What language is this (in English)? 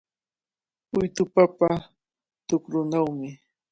Cajatambo North Lima Quechua